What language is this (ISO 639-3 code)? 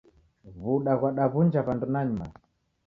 dav